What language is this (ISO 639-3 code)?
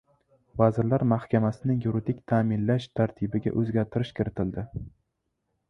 uzb